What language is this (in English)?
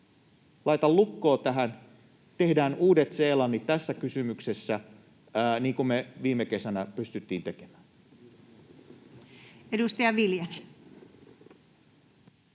Finnish